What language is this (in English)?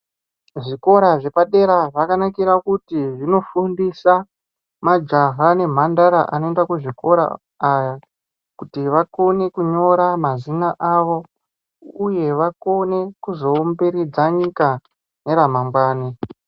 Ndau